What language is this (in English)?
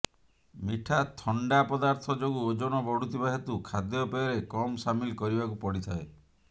Odia